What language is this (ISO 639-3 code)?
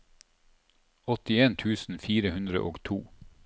nor